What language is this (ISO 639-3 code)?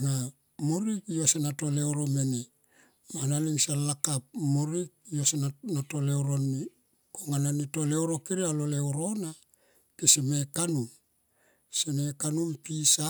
tqp